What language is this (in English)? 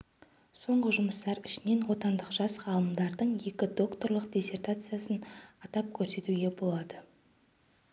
Kazakh